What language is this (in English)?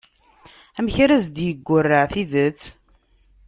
Kabyle